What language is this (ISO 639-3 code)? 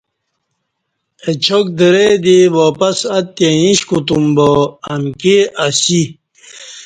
bsh